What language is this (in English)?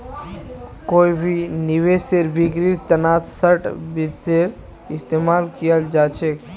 Magahi